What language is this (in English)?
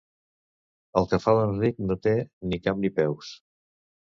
Catalan